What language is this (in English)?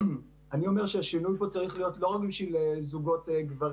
Hebrew